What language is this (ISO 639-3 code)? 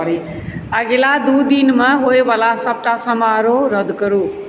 mai